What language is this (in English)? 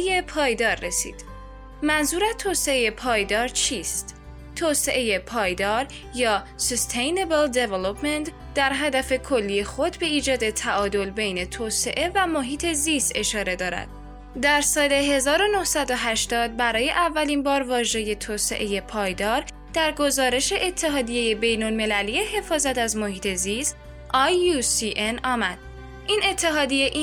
Persian